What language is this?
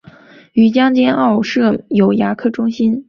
Chinese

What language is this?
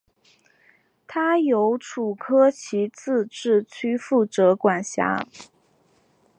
Chinese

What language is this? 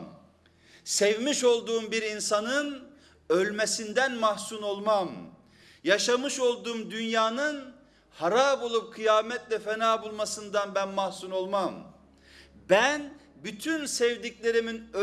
Turkish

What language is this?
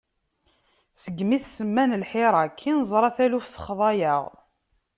Kabyle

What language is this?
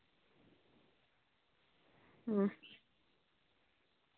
Santali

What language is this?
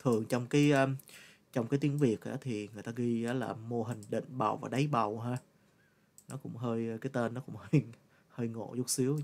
Vietnamese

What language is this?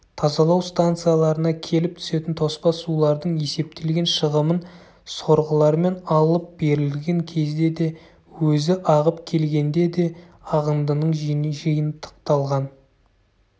Kazakh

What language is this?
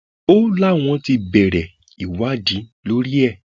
Yoruba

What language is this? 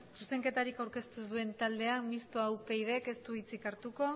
Basque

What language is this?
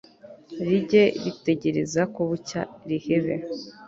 Kinyarwanda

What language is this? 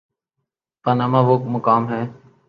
Urdu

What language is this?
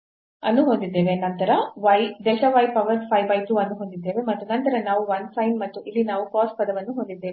Kannada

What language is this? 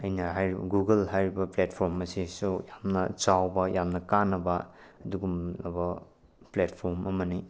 Manipuri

